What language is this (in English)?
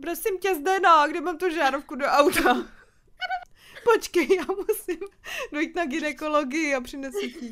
Czech